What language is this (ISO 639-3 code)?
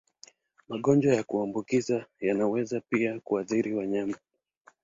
swa